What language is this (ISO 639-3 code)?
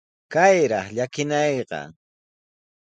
qws